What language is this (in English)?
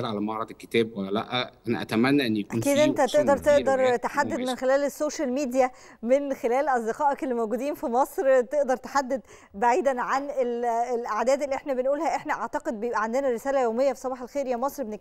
Arabic